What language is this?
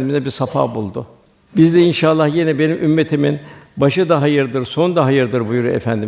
Turkish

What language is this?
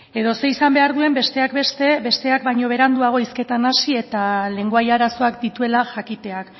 Basque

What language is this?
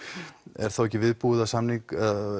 Icelandic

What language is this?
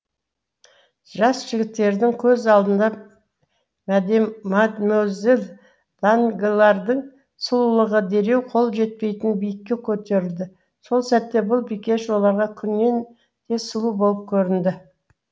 Kazakh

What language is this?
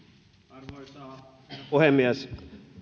Finnish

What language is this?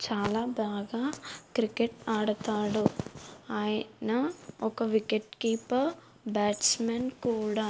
Telugu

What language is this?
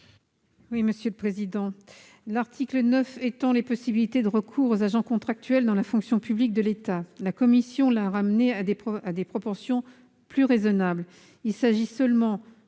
French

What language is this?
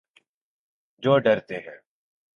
Urdu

